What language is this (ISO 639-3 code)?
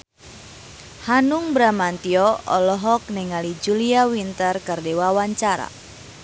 sun